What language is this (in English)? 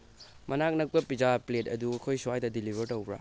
Manipuri